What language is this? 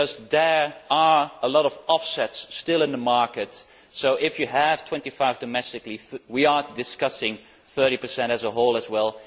English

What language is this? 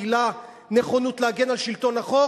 Hebrew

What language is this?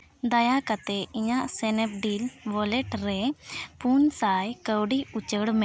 Santali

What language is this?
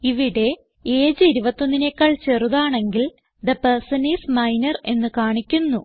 Malayalam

